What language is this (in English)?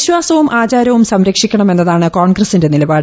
Malayalam